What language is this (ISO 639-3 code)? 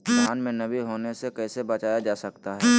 mag